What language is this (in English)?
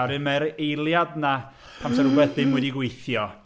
Welsh